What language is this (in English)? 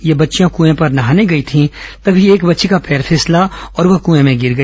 Hindi